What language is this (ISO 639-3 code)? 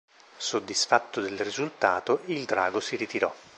ita